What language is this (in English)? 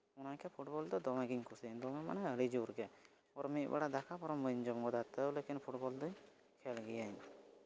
Santali